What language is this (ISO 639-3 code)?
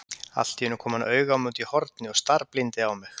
isl